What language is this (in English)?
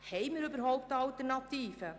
Swiss German